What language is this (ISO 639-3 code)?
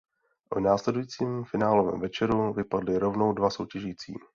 ces